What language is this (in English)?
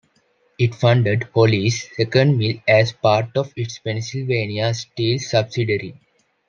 English